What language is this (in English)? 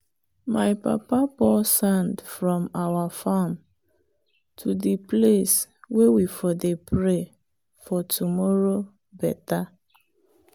Nigerian Pidgin